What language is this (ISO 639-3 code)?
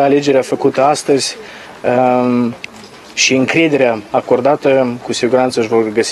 ron